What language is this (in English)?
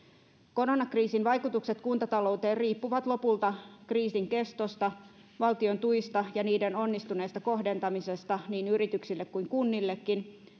Finnish